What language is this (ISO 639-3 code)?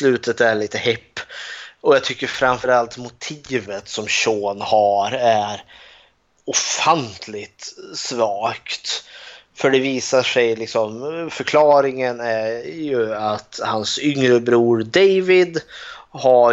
swe